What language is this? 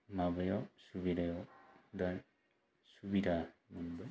Bodo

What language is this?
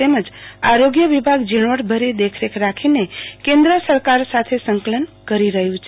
Gujarati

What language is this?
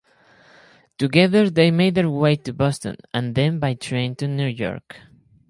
English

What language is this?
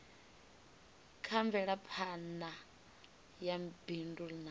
Venda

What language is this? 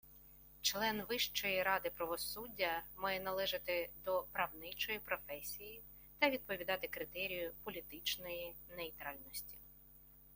Ukrainian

